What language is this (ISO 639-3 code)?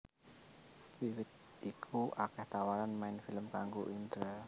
jav